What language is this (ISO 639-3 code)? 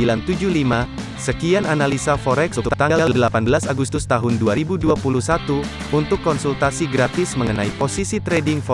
ind